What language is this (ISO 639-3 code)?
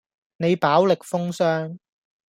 yue